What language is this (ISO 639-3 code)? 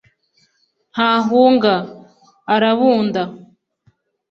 kin